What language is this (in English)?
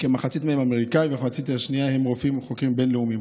Hebrew